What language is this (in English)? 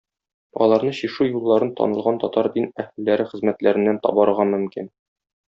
Tatar